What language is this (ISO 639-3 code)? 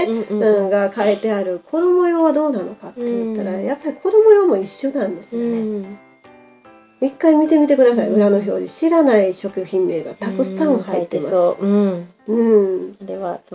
jpn